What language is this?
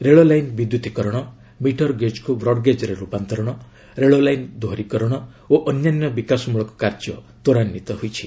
Odia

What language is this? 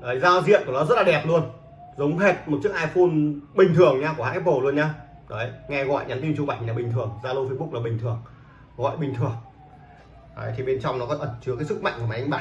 Vietnamese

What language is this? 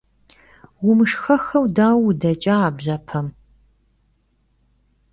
Kabardian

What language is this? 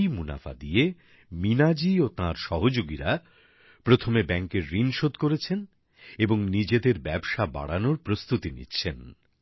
Bangla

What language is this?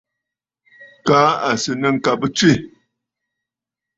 Bafut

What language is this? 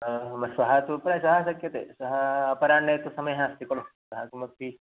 Sanskrit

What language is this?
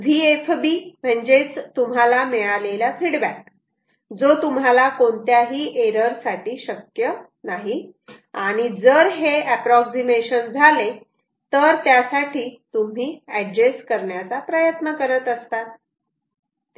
Marathi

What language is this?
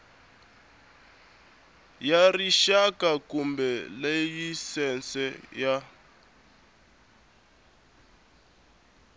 Tsonga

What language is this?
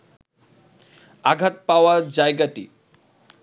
Bangla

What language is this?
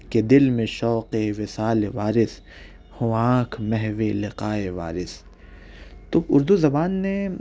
Urdu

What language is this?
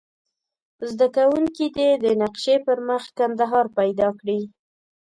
Pashto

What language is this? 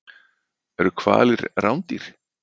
Icelandic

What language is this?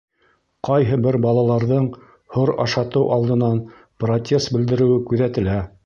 Bashkir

